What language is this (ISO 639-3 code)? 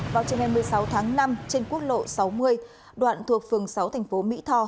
vie